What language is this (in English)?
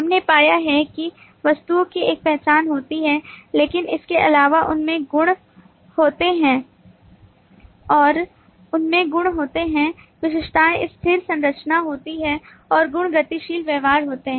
Hindi